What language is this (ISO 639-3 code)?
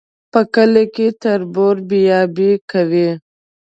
pus